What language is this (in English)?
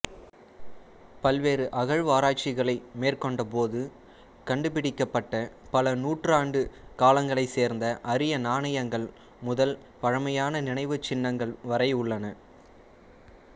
Tamil